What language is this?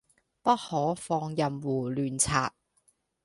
Cantonese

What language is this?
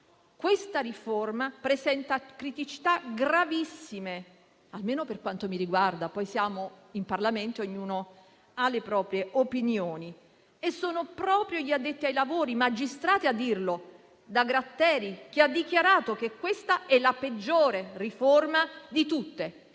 Italian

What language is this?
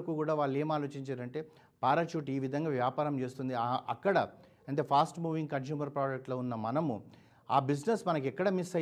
Telugu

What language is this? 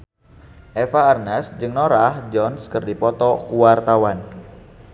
Sundanese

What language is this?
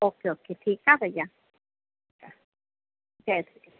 Sindhi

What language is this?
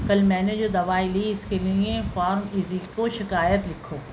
Urdu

